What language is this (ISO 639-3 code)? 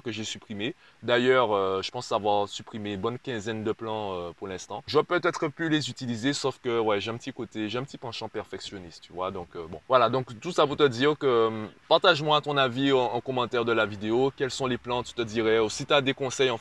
fra